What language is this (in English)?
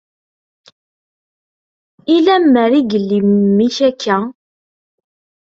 Kabyle